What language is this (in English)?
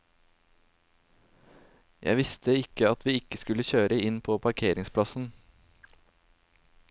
Norwegian